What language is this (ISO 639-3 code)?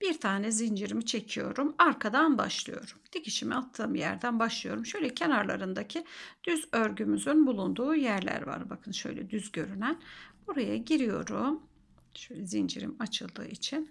tur